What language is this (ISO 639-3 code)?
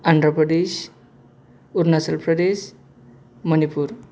brx